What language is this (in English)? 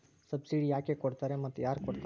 Kannada